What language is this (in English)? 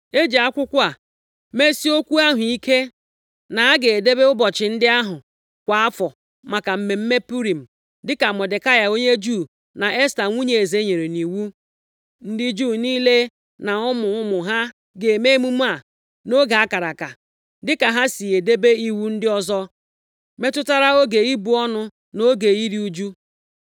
Igbo